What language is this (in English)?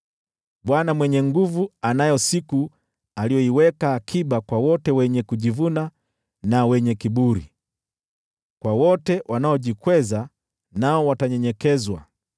Swahili